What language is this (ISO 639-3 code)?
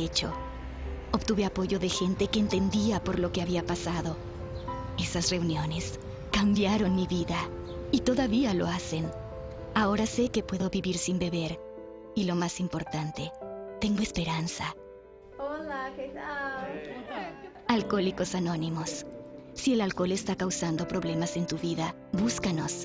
spa